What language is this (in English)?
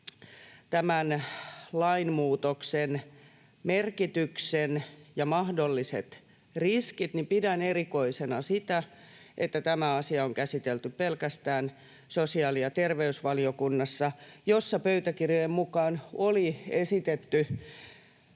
Finnish